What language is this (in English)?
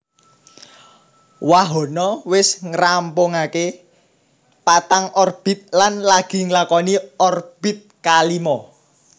Javanese